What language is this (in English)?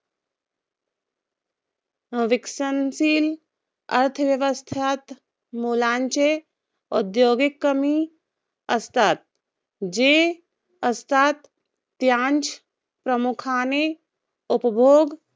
Marathi